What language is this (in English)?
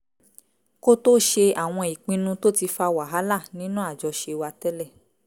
Yoruba